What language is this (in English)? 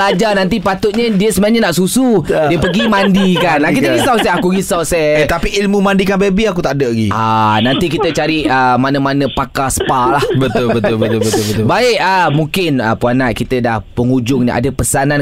Malay